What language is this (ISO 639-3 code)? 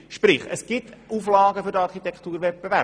gsw